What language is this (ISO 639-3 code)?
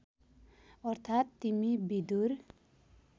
nep